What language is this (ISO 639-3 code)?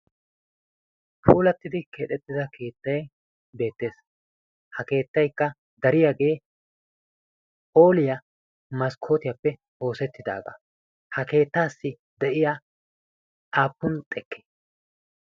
wal